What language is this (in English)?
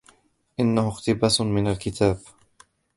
Arabic